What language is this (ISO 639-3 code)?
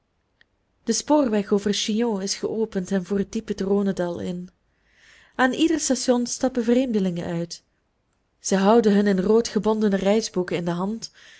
nld